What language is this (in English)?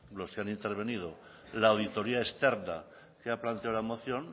Spanish